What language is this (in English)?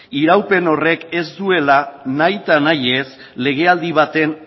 Basque